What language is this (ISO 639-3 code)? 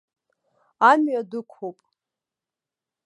abk